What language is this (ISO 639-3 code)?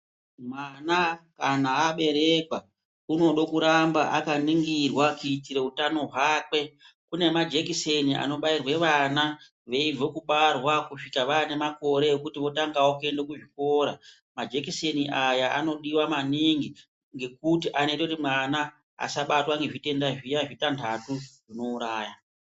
ndc